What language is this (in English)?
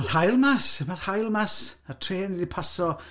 Welsh